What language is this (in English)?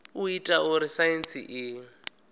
Venda